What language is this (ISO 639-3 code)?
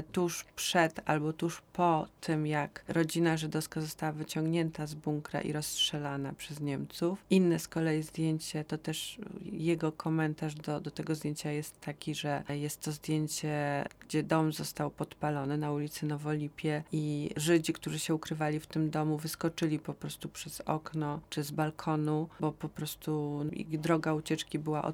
pol